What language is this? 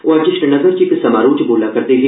Dogri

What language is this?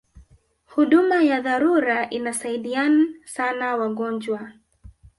Swahili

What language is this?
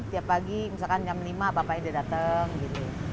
Indonesian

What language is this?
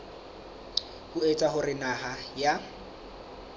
Southern Sotho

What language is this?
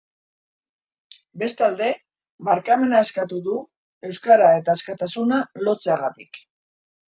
Basque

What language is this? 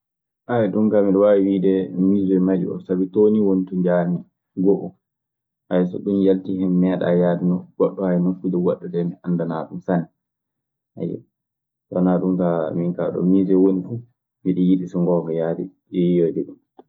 Maasina Fulfulde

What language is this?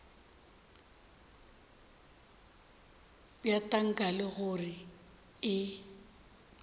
Northern Sotho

